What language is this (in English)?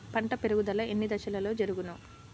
Telugu